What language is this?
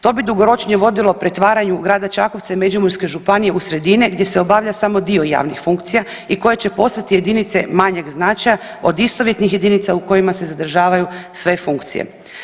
Croatian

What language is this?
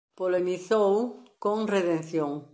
Galician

